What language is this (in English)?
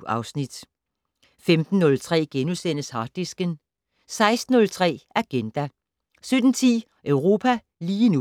Danish